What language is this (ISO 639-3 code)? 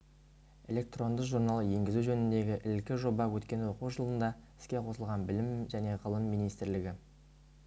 kaz